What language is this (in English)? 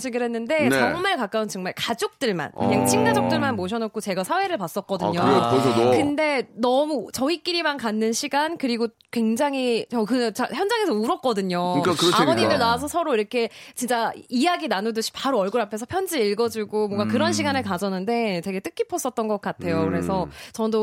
Korean